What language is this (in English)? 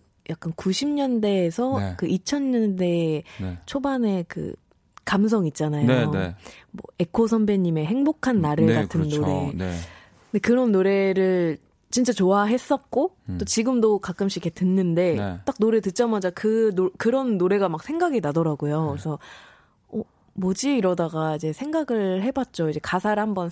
Korean